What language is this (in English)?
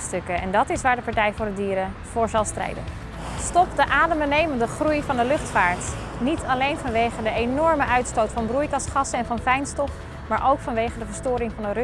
Dutch